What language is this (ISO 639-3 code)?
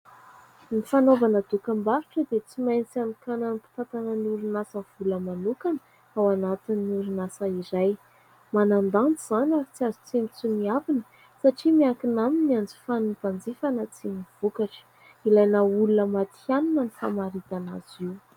mlg